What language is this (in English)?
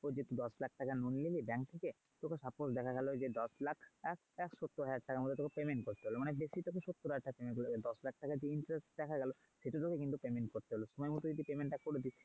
Bangla